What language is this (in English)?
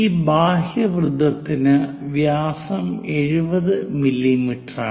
Malayalam